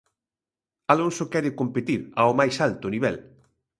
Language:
Galician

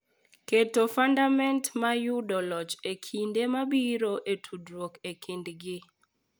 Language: Luo (Kenya and Tanzania)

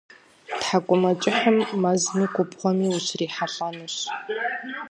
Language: Kabardian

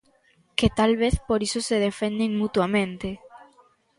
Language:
Galician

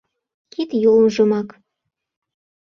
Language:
Mari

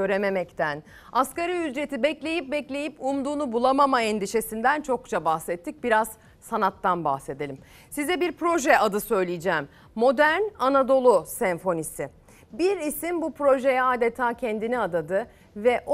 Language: Turkish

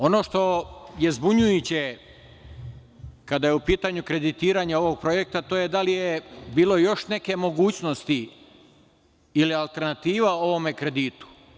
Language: Serbian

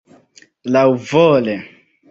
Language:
Esperanto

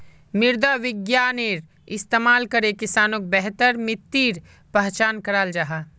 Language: Magahi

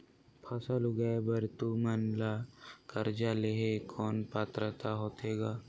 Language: Chhattisgarhi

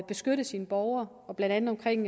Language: Danish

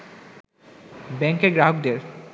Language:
Bangla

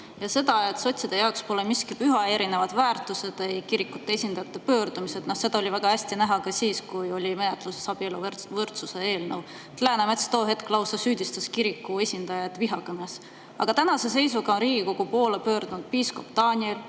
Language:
Estonian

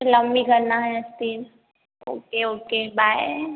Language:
Hindi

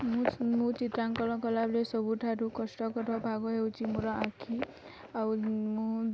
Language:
Odia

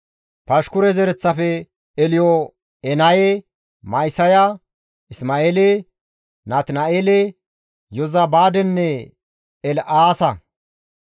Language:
Gamo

